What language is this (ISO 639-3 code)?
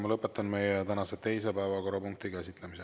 est